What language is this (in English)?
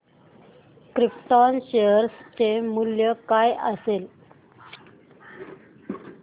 Marathi